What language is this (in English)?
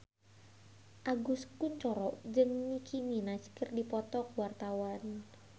Sundanese